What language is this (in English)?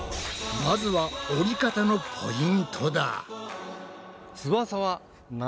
Japanese